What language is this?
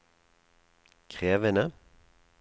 Norwegian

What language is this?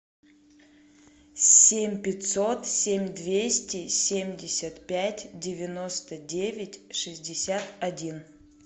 Russian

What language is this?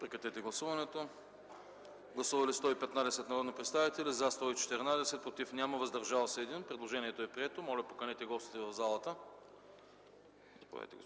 Bulgarian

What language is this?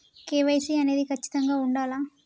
Telugu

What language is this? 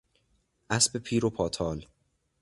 Persian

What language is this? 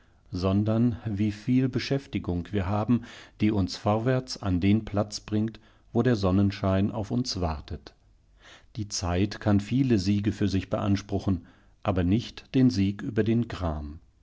German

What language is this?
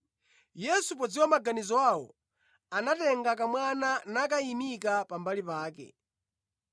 Nyanja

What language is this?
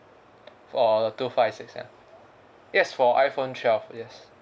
English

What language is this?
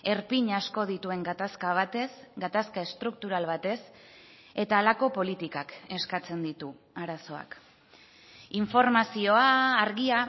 Basque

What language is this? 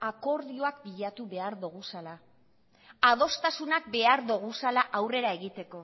Basque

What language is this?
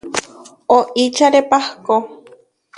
Huarijio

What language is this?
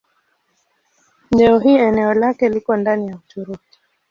Swahili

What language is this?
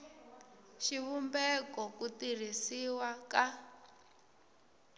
Tsonga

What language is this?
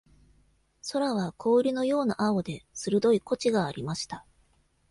Japanese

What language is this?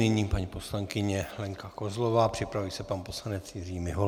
Czech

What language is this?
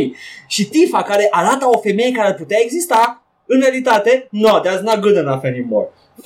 Romanian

